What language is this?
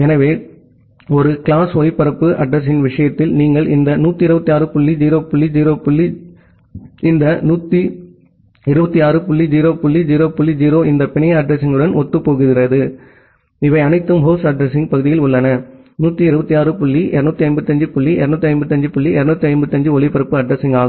Tamil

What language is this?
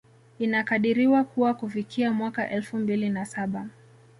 Swahili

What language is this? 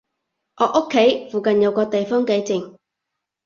Cantonese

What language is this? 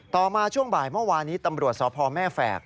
Thai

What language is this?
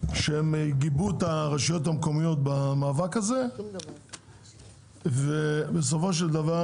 Hebrew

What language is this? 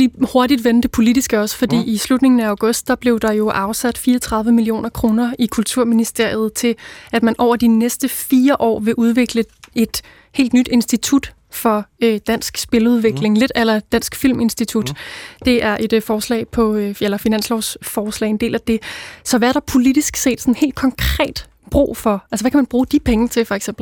Danish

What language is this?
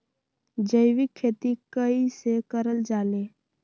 Magahi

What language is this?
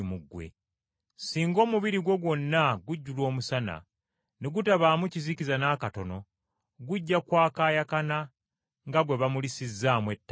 Ganda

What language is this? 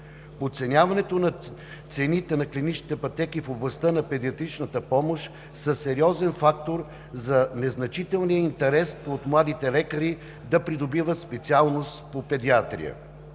Bulgarian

